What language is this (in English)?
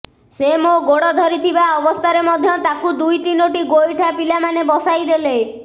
Odia